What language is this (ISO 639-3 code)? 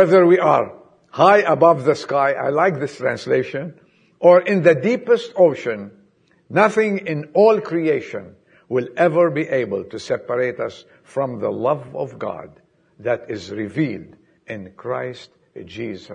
eng